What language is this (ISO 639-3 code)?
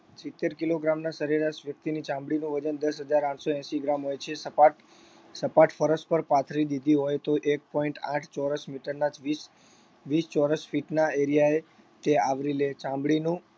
guj